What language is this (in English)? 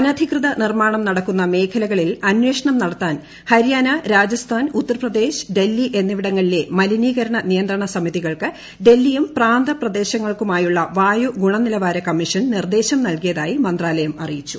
Malayalam